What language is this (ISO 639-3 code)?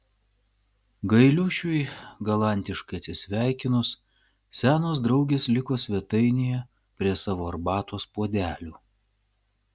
lit